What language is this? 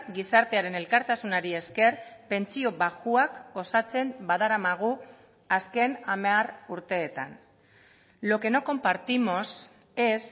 Basque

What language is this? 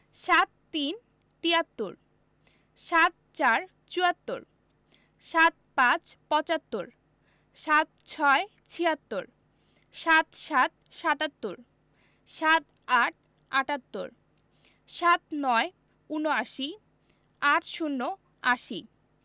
Bangla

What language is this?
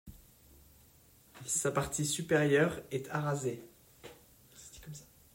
French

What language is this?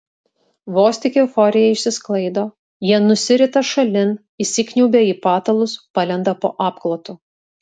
Lithuanian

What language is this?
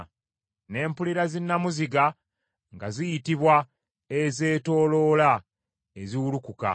Ganda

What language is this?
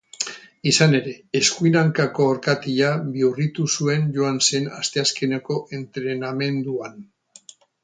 Basque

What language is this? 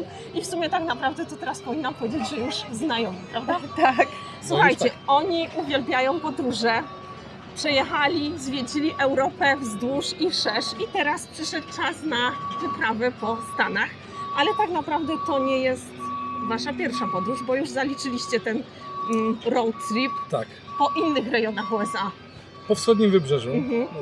Polish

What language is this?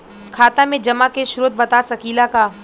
Bhojpuri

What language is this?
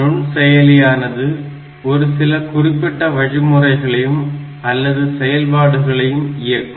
Tamil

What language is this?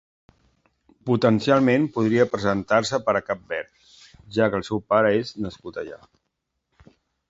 Catalan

